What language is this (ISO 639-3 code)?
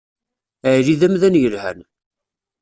kab